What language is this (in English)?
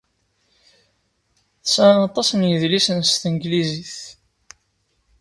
Kabyle